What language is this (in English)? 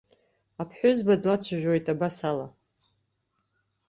Abkhazian